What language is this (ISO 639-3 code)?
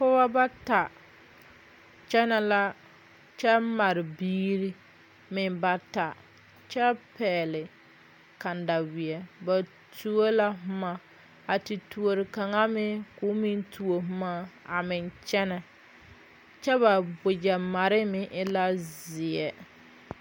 dga